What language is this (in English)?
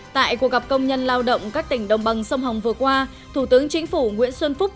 Vietnamese